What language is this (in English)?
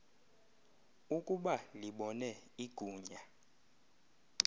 Xhosa